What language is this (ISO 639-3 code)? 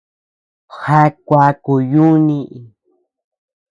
cux